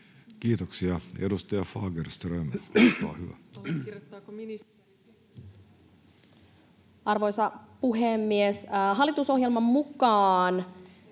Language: Finnish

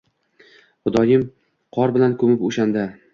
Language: Uzbek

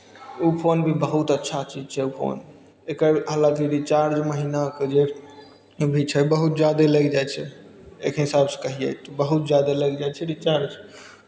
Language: Maithili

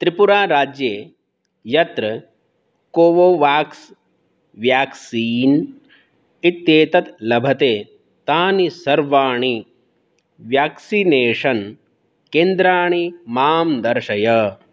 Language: Sanskrit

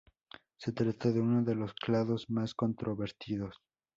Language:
Spanish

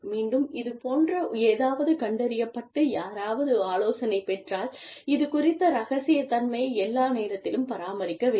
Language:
Tamil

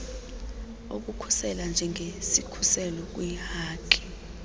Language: Xhosa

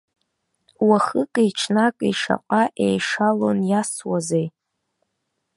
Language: Abkhazian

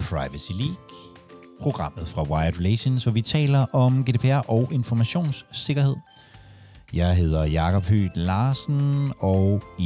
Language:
Danish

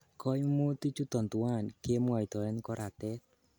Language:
Kalenjin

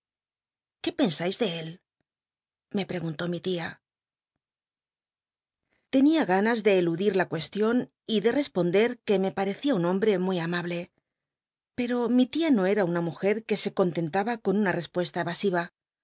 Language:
Spanish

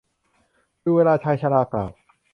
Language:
Thai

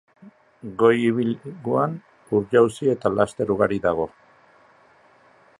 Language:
Basque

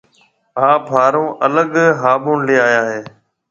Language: Marwari (Pakistan)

